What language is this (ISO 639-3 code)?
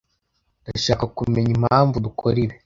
kin